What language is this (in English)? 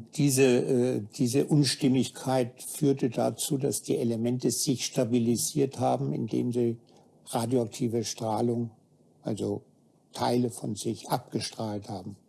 German